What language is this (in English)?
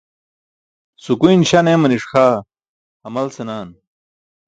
Burushaski